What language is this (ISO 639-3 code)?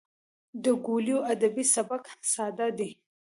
pus